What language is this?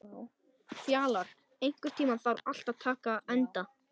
Icelandic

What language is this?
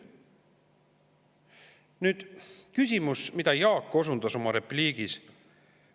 Estonian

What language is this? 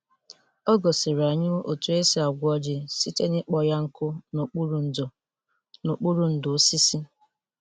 Igbo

